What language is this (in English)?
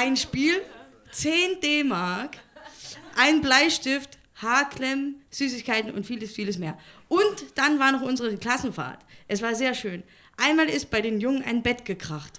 German